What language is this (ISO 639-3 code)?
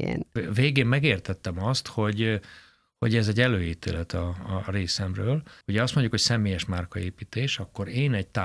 hun